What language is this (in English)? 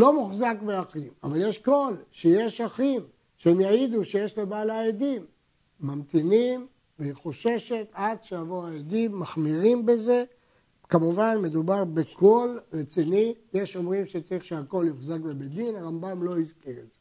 Hebrew